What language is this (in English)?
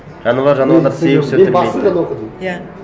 Kazakh